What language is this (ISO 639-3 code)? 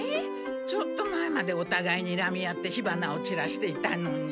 jpn